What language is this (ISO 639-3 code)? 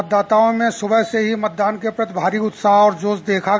hin